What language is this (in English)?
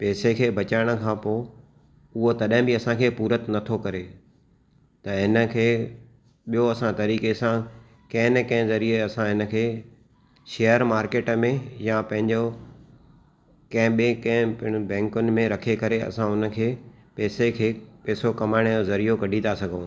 Sindhi